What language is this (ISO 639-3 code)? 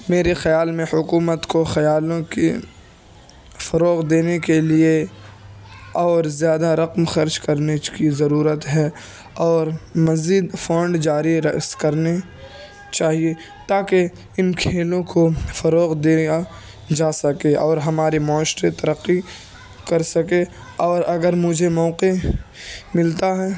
urd